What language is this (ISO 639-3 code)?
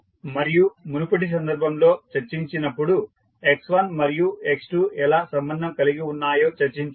tel